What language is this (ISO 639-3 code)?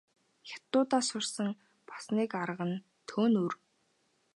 mon